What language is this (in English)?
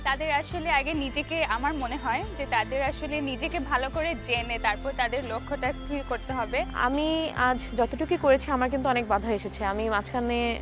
Bangla